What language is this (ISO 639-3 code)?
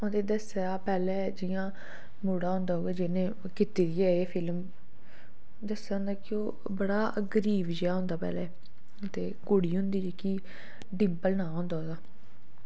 doi